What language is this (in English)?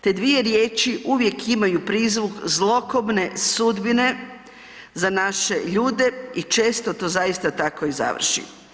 Croatian